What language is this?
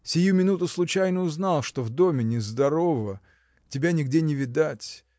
Russian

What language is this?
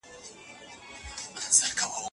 Pashto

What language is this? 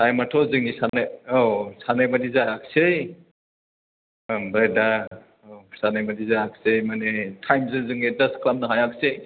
Bodo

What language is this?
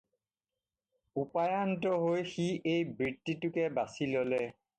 Assamese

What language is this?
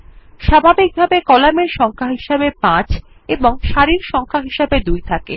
Bangla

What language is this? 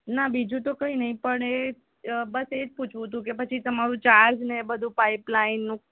Gujarati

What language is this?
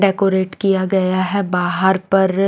Hindi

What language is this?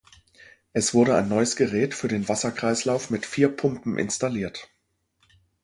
German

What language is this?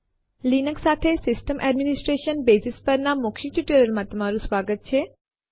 Gujarati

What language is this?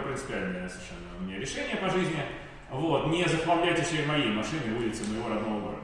Russian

